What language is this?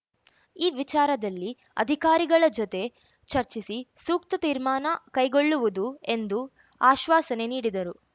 Kannada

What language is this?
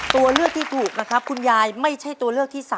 Thai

